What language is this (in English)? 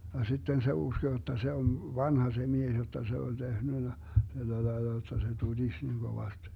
Finnish